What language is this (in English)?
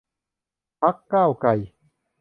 Thai